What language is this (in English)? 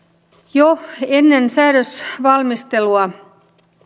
Finnish